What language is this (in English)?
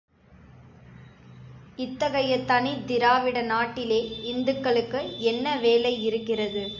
Tamil